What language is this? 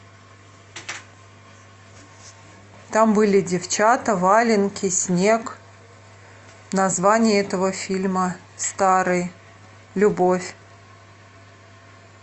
Russian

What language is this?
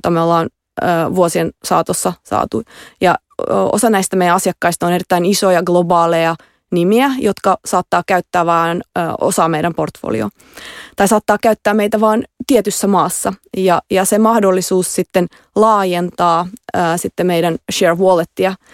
Finnish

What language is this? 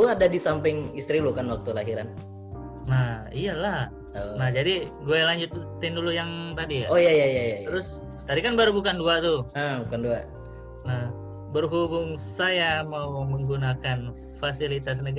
Indonesian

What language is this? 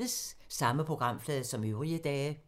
Danish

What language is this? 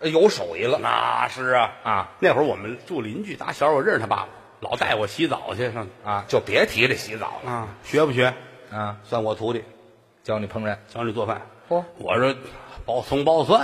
Chinese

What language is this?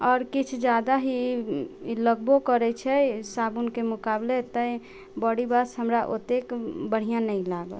Maithili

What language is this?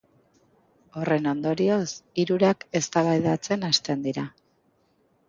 Basque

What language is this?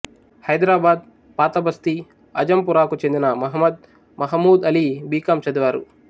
Telugu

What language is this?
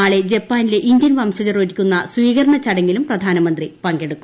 Malayalam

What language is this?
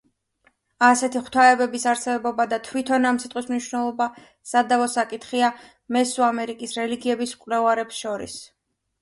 Georgian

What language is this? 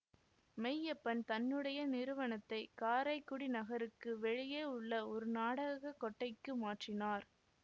Tamil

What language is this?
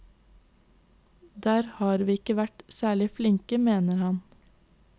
Norwegian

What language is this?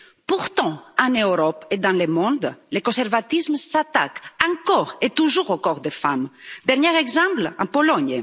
French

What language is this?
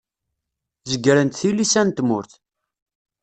Kabyle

